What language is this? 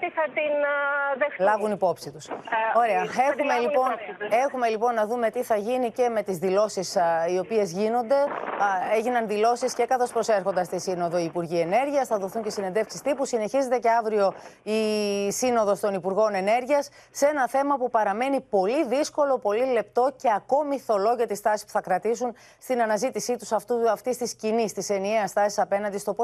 Greek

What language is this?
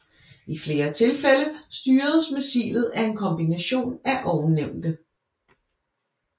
Danish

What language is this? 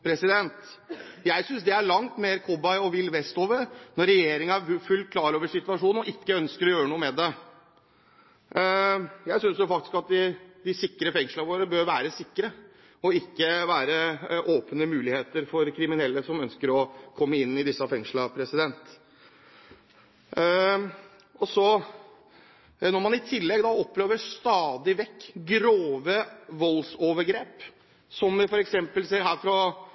Norwegian Bokmål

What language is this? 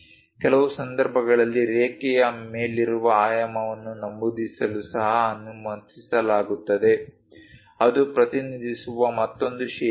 Kannada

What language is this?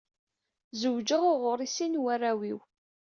Kabyle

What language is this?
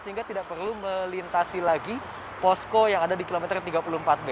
Indonesian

